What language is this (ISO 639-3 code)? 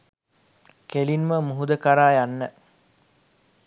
sin